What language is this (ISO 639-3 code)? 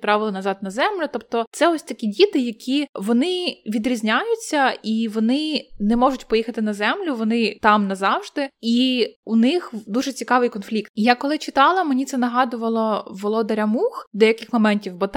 ukr